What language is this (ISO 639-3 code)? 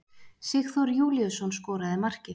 isl